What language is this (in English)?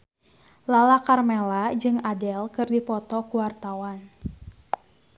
Sundanese